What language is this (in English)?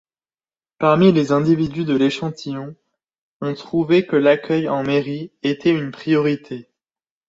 French